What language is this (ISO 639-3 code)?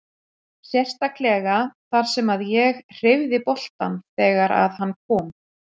isl